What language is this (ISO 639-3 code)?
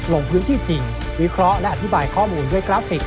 tha